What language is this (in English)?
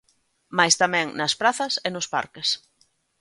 Galician